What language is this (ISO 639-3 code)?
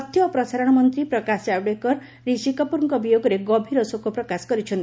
ori